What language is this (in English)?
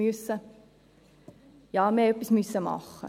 Swiss German